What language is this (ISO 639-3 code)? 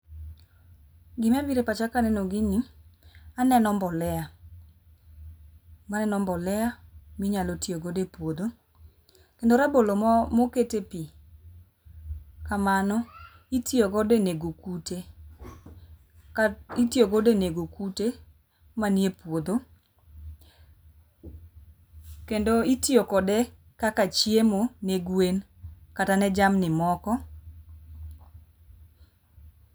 luo